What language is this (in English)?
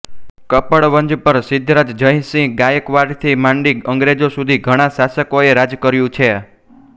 Gujarati